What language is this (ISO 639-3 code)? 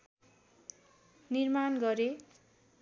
nep